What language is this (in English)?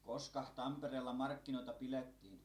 Finnish